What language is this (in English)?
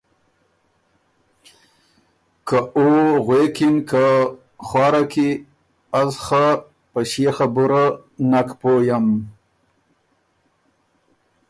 Ormuri